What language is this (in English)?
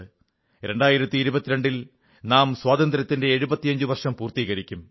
Malayalam